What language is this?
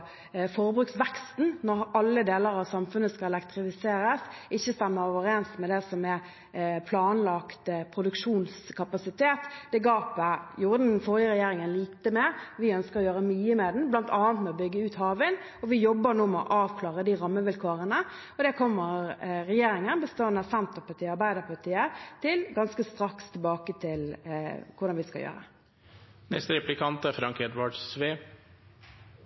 Norwegian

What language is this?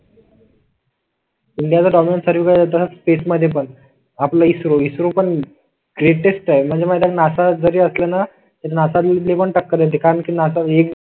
Marathi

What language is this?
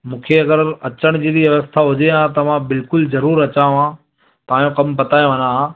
Sindhi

